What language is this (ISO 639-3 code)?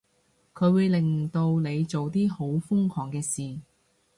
yue